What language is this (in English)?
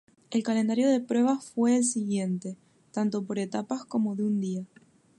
Spanish